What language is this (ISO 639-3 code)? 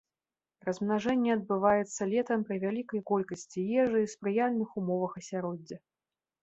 bel